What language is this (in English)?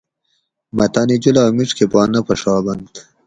Gawri